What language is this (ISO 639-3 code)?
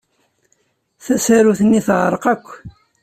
kab